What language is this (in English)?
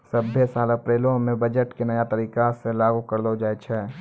Maithili